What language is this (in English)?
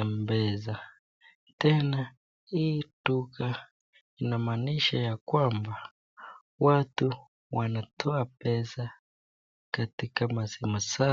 Swahili